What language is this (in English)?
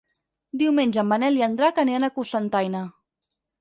Catalan